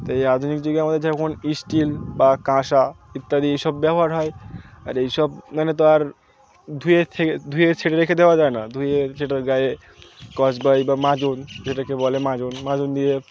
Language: Bangla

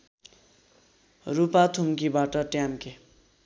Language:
Nepali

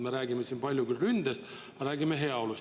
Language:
Estonian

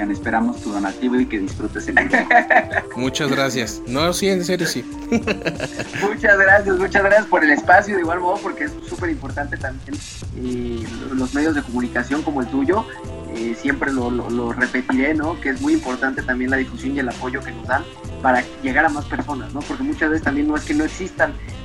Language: Spanish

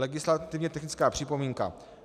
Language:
Czech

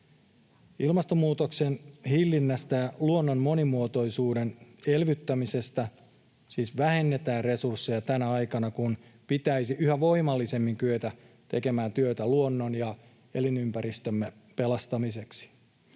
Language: Finnish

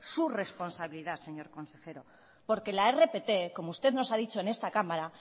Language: Spanish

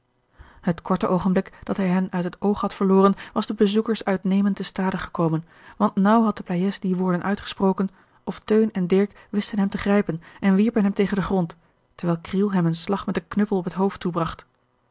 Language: Dutch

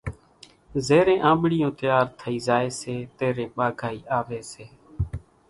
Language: Kachi Koli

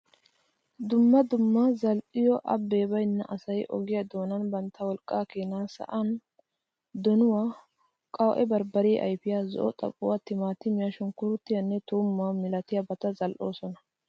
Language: Wolaytta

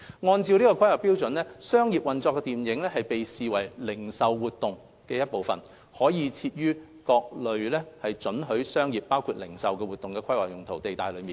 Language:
Cantonese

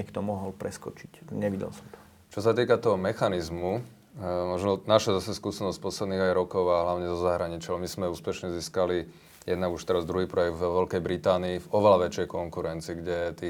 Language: Slovak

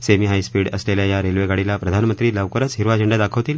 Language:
Marathi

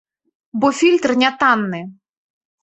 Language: Belarusian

